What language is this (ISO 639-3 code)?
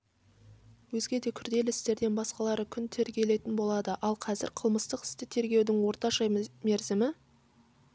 kaz